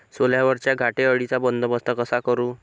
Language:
Marathi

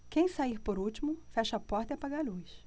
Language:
Portuguese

